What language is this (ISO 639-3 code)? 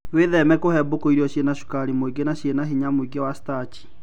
kik